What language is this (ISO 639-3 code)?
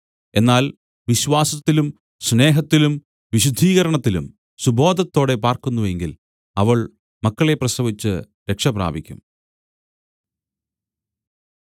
mal